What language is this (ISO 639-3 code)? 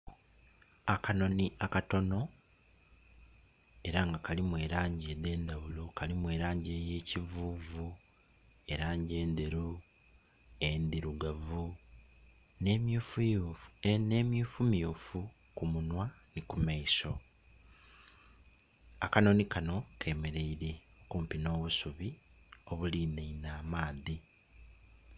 xog